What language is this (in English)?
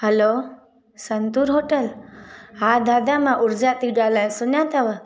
Sindhi